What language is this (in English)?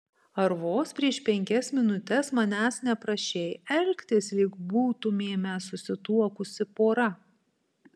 Lithuanian